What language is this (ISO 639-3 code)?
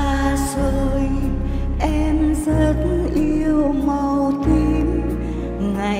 vie